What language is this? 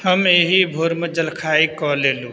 Maithili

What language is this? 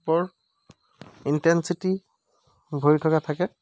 Assamese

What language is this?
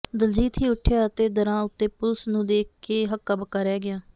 Punjabi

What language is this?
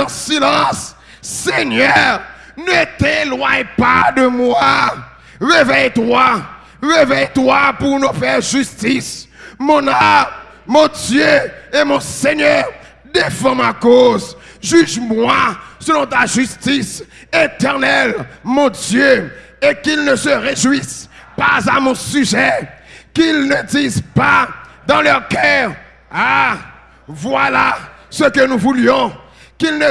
French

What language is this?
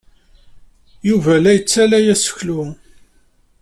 Kabyle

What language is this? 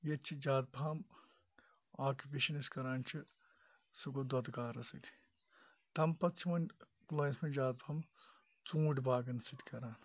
Kashmiri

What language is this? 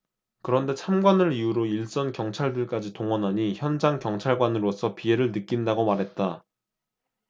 Korean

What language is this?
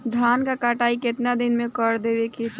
Bhojpuri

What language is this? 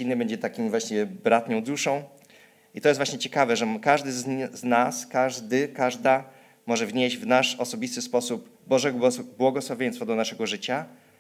Polish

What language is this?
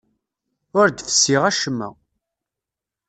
Kabyle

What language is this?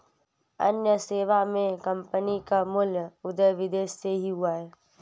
Hindi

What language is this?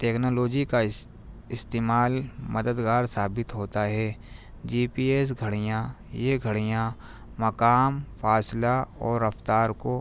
Urdu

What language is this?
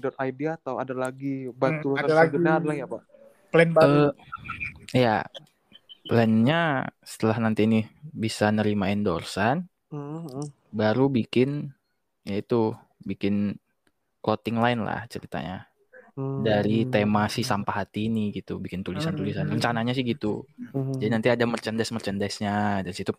Indonesian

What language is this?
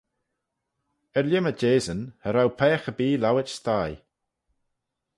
Manx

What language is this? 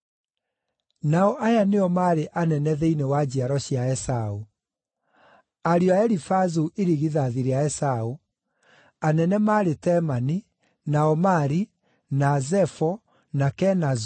Kikuyu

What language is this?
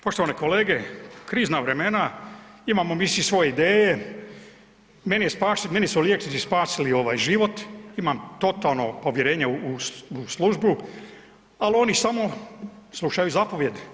Croatian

